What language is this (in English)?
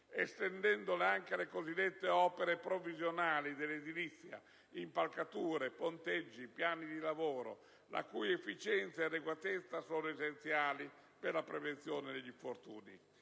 Italian